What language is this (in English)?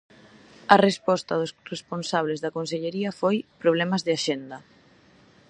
Galician